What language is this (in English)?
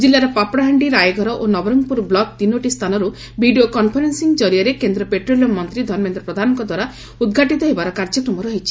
Odia